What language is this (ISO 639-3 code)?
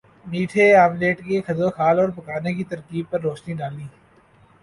urd